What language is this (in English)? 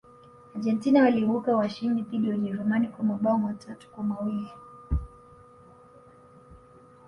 Swahili